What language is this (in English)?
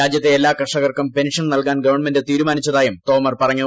Malayalam